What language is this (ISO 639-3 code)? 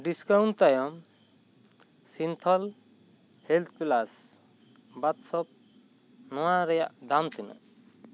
sat